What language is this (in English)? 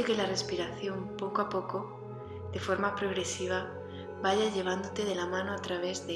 Spanish